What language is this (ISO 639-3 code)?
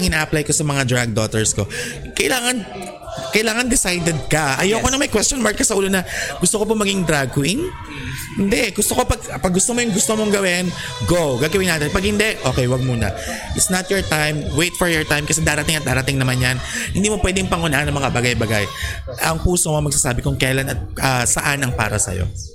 fil